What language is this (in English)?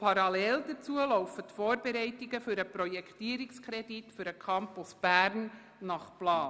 Swiss German